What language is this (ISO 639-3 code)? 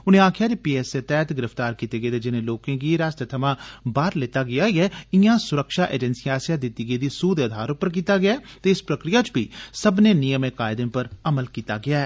doi